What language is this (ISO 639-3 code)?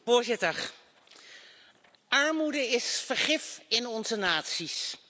nld